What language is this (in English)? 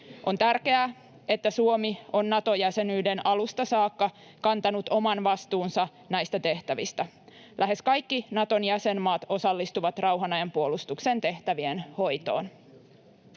Finnish